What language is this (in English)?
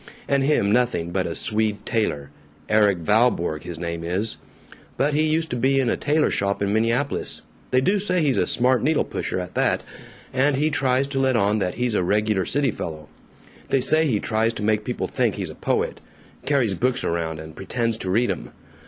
English